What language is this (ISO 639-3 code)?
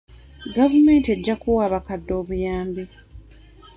lug